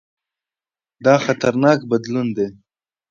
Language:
Pashto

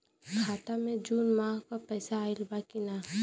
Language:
Bhojpuri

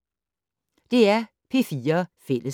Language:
Danish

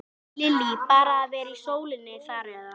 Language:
Icelandic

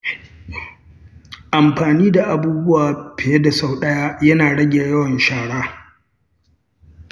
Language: Hausa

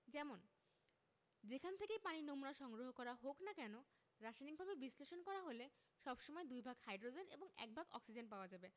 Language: Bangla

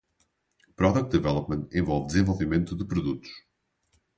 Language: Portuguese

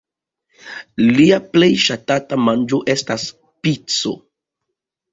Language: Esperanto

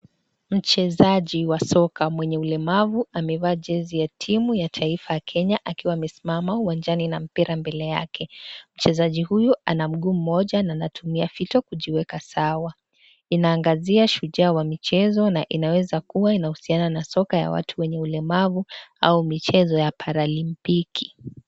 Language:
Swahili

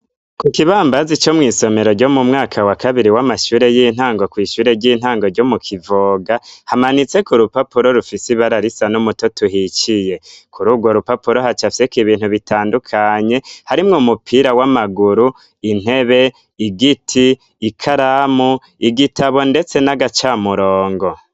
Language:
Rundi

